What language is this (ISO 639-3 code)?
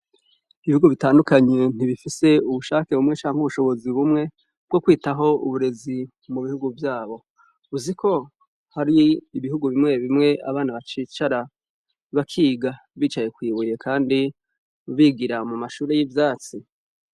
run